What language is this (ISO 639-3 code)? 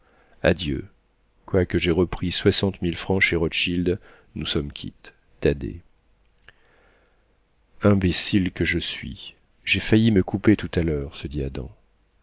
fra